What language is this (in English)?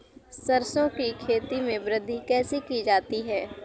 Hindi